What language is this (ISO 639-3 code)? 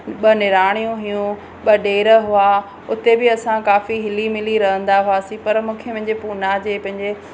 snd